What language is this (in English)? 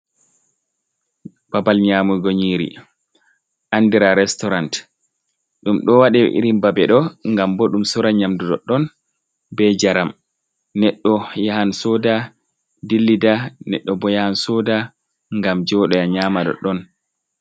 Fula